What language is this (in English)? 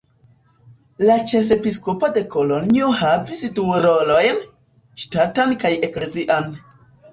Esperanto